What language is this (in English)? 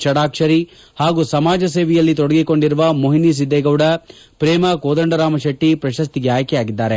Kannada